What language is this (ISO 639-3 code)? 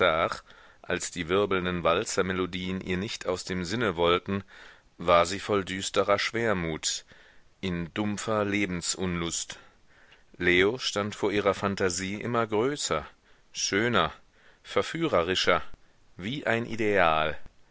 deu